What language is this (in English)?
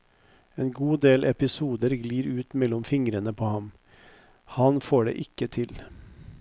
Norwegian